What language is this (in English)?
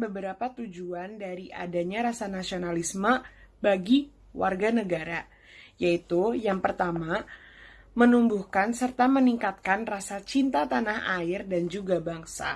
Indonesian